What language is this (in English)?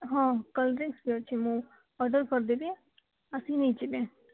Odia